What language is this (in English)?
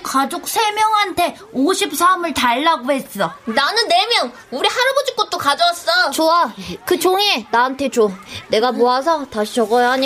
Korean